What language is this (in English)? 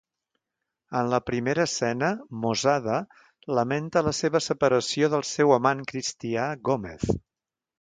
Catalan